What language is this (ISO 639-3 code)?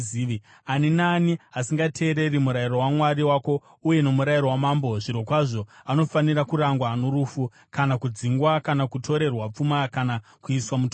sna